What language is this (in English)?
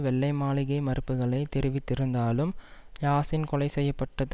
Tamil